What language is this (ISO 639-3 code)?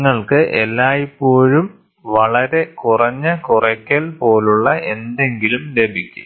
mal